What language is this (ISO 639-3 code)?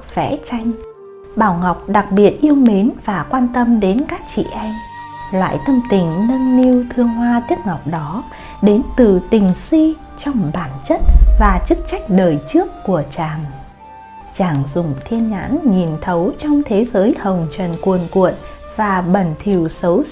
vie